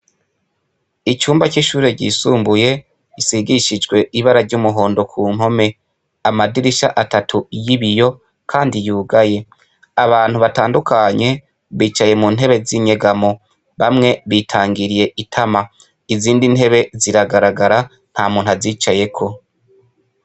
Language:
Rundi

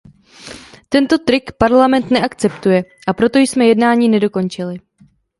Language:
Czech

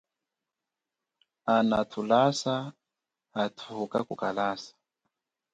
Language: Chokwe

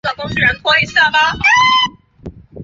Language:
Chinese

